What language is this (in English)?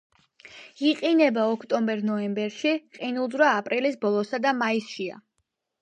Georgian